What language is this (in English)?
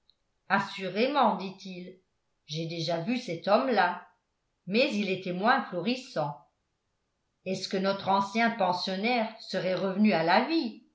French